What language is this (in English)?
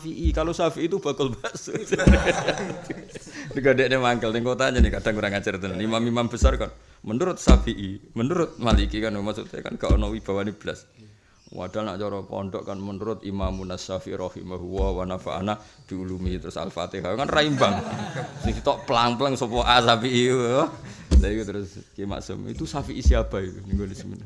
Indonesian